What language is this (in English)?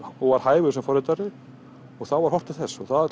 Icelandic